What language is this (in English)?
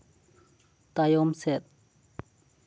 Santali